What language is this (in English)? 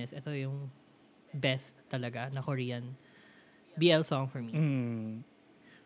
Filipino